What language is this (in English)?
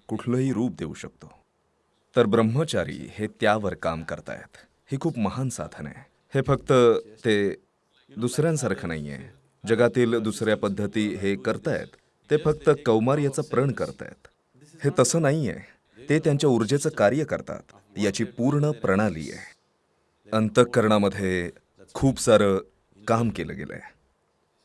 Marathi